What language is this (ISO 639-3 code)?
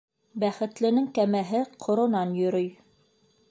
bak